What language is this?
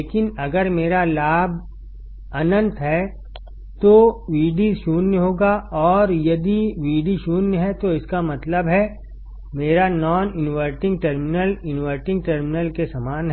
Hindi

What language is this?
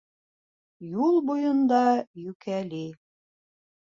Bashkir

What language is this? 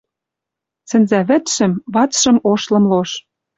Western Mari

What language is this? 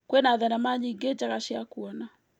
Kikuyu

